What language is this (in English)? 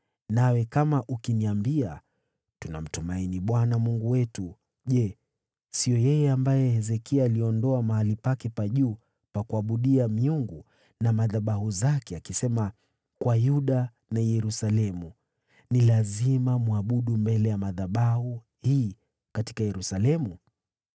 Swahili